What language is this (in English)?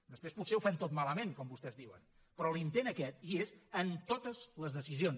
Catalan